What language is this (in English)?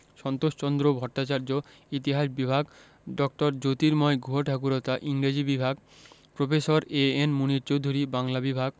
Bangla